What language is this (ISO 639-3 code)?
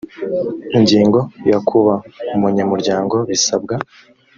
kin